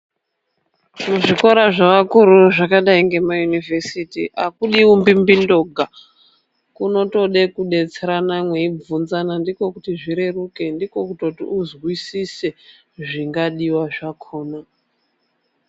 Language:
Ndau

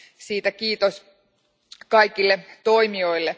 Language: Finnish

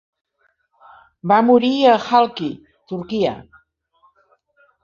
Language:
Catalan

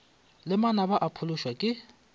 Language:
Northern Sotho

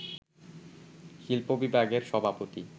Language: Bangla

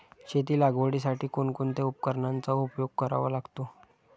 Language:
Marathi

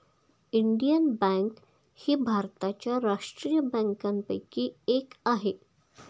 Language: Marathi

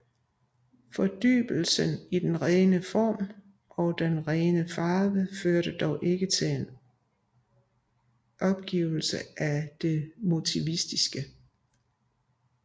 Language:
Danish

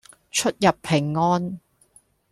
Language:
Cantonese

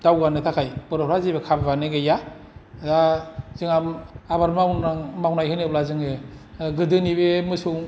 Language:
Bodo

